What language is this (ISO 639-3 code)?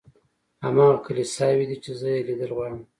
pus